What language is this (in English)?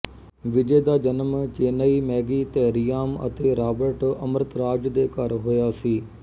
Punjabi